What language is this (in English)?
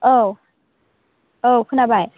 Bodo